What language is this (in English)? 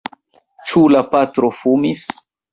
Esperanto